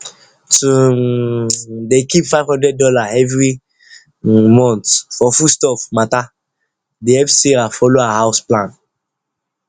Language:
Nigerian Pidgin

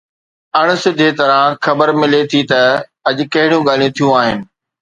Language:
Sindhi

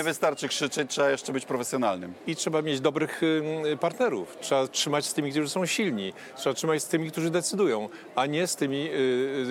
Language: Polish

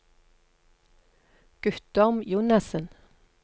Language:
Norwegian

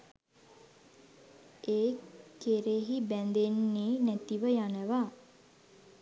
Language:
Sinhala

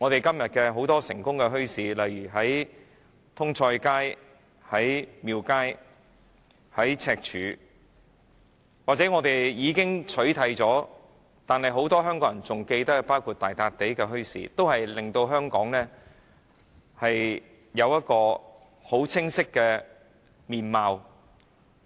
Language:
Cantonese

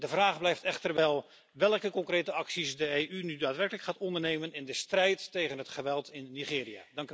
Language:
Dutch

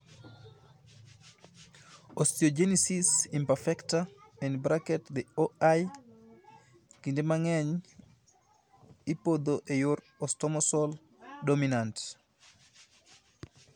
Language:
Luo (Kenya and Tanzania)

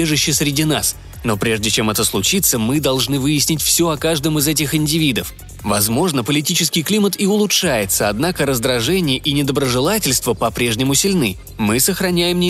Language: Russian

